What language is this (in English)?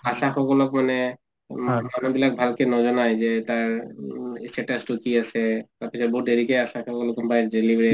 Assamese